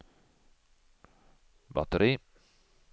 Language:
Norwegian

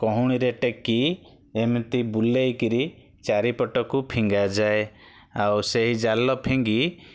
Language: Odia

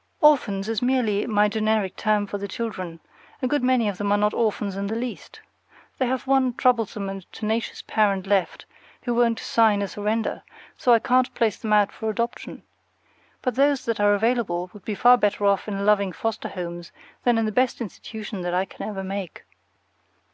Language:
English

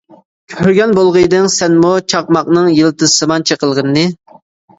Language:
Uyghur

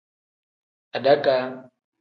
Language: Tem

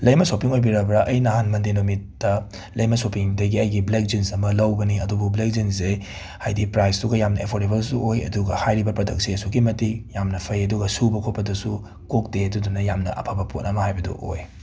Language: Manipuri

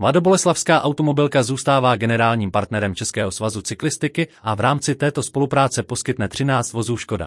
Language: Czech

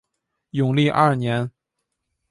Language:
Chinese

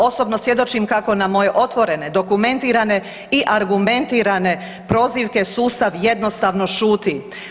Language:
Croatian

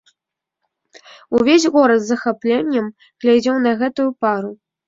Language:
Belarusian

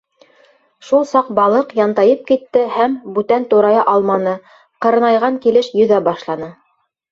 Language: Bashkir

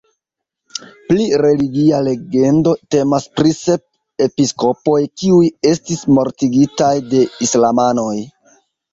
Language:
Esperanto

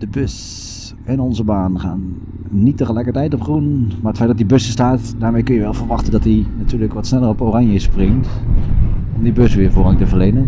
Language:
Dutch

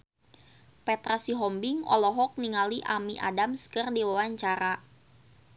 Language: Sundanese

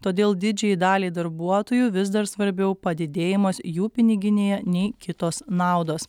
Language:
Lithuanian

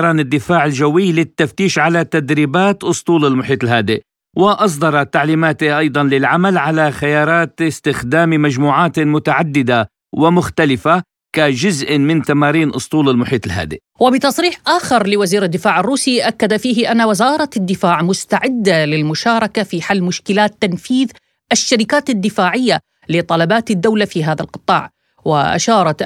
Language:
Arabic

